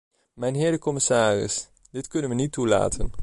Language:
Dutch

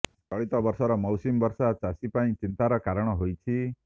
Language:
Odia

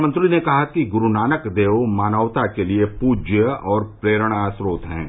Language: Hindi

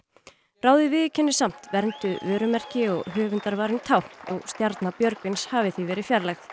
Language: Icelandic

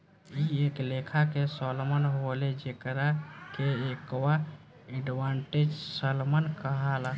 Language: Bhojpuri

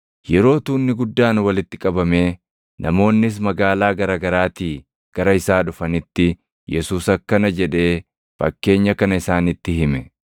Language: Oromo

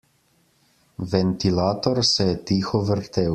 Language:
Slovenian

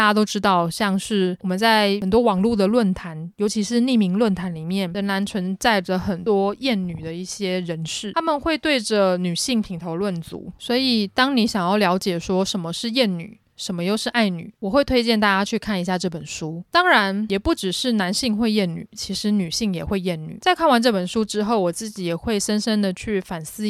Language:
Chinese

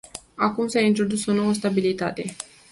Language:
Romanian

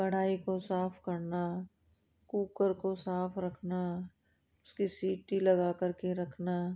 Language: Hindi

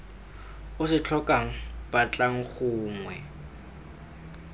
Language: Tswana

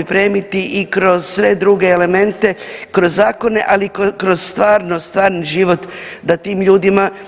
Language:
Croatian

